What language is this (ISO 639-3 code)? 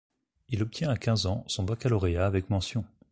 fra